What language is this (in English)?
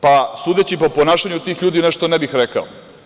Serbian